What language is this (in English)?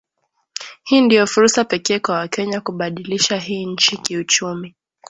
Swahili